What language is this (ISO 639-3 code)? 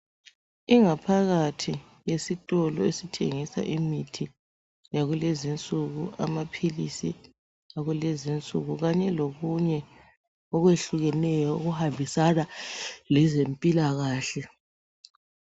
nde